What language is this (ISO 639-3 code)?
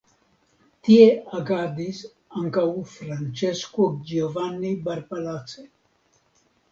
epo